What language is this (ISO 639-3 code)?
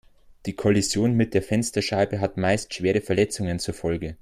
deu